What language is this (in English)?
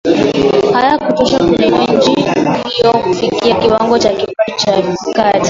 Swahili